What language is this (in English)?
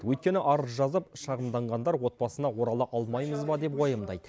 Kazakh